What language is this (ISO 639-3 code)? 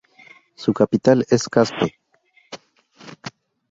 spa